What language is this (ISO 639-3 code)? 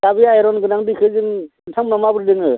brx